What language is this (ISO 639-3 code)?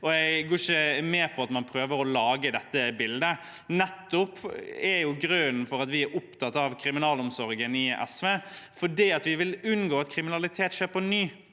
nor